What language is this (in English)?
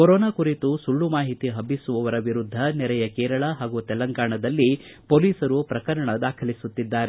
Kannada